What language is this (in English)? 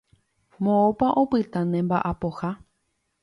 Guarani